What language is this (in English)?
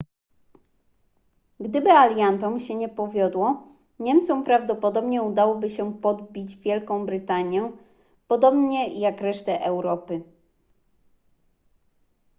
Polish